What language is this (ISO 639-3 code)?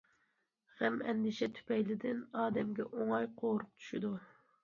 uig